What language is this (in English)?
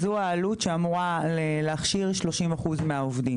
Hebrew